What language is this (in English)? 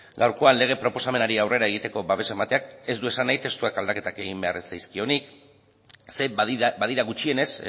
Basque